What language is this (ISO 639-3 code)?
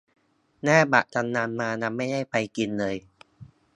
tha